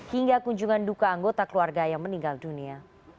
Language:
Indonesian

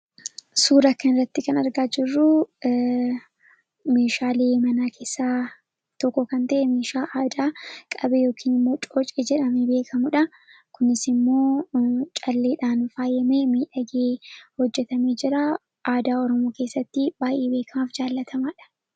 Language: Oromo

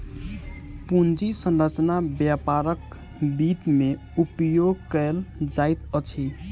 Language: Maithili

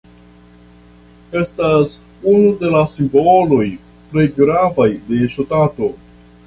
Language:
Esperanto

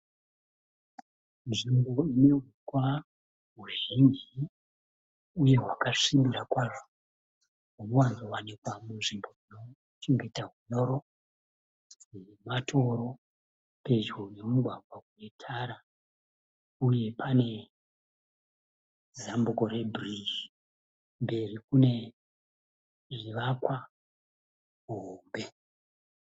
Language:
Shona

